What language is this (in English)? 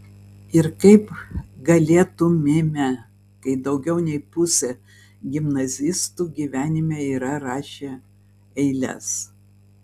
Lithuanian